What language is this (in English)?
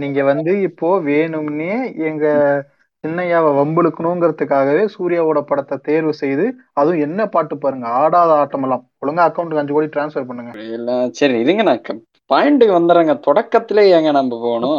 Tamil